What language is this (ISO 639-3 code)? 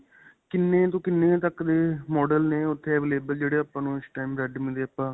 pan